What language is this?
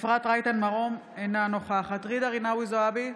Hebrew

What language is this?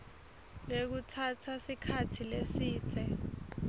Swati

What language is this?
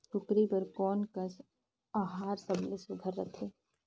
Chhattisgarhi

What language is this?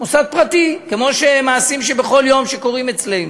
Hebrew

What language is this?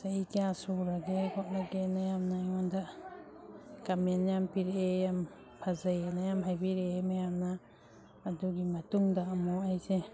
Manipuri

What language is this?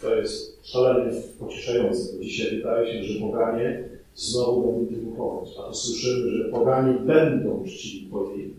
Polish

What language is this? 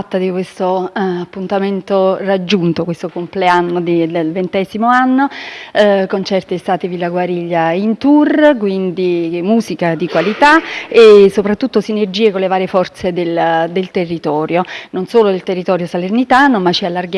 Italian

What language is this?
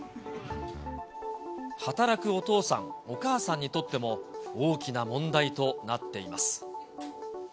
Japanese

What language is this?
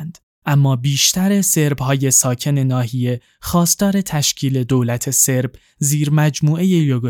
Persian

